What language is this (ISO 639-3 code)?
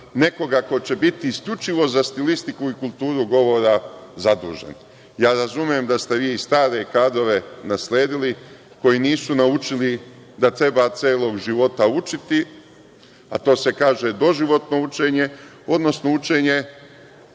srp